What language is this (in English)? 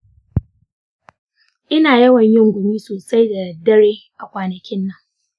Hausa